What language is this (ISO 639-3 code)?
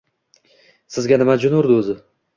uzb